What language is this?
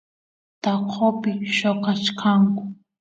Santiago del Estero Quichua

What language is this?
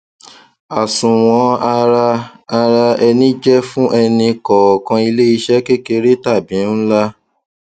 Yoruba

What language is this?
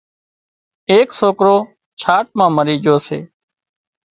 Wadiyara Koli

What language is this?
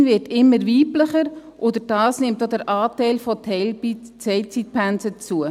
Swiss German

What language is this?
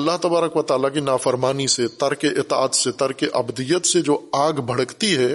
Urdu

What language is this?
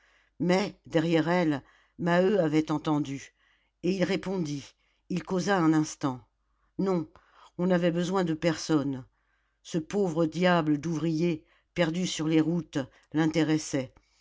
French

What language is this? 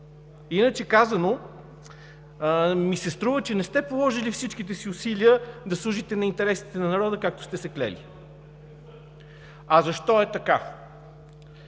Bulgarian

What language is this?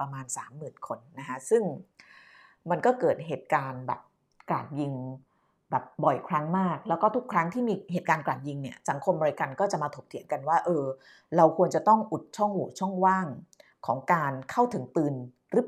Thai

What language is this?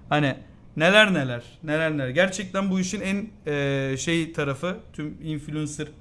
Turkish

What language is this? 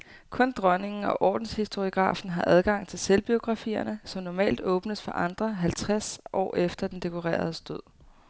Danish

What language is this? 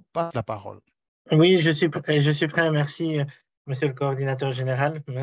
French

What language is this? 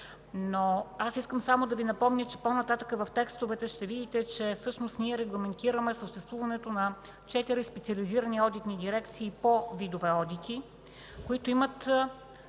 Bulgarian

